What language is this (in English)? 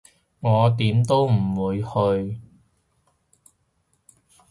Cantonese